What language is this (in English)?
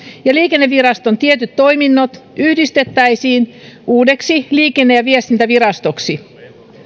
Finnish